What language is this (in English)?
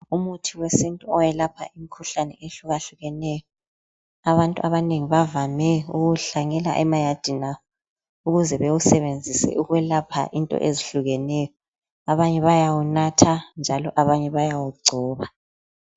North Ndebele